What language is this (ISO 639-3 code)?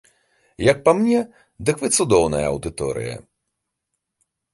bel